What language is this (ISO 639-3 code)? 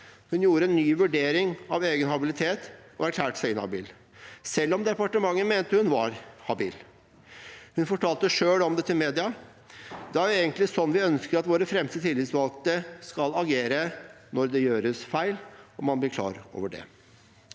nor